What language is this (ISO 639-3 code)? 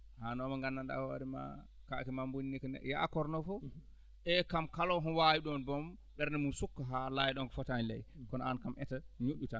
ful